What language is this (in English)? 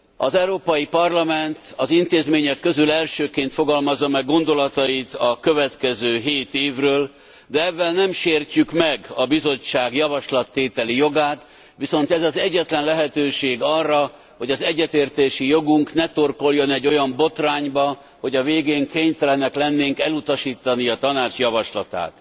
Hungarian